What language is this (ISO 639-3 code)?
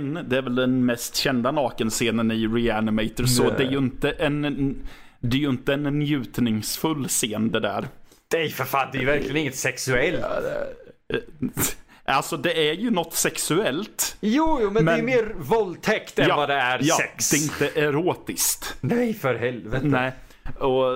swe